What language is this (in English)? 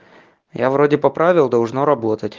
Russian